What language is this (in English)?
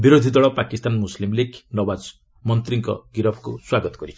Odia